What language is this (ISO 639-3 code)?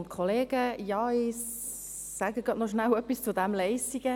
gsw